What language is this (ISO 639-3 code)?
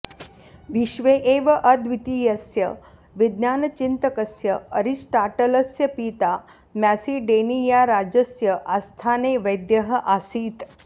san